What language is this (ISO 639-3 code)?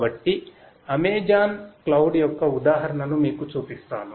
tel